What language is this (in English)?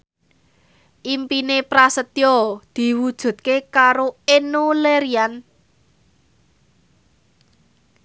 Javanese